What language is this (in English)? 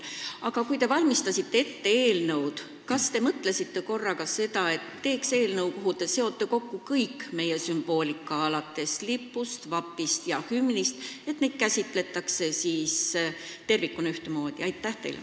Estonian